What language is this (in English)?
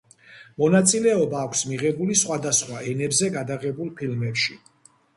Georgian